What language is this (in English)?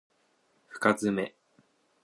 Japanese